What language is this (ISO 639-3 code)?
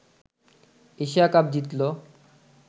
ben